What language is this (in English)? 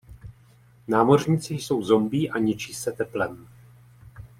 Czech